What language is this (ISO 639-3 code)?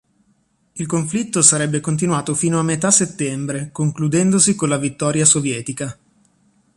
ita